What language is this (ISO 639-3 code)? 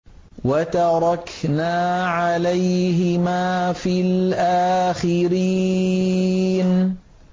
ara